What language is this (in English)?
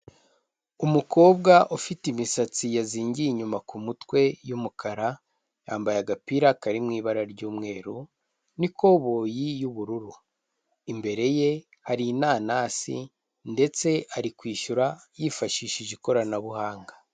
Kinyarwanda